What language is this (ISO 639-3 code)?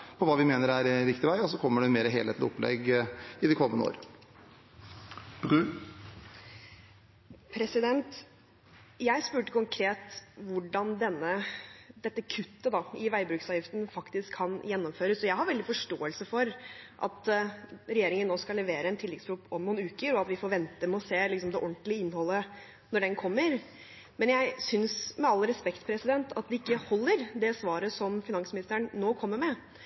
nob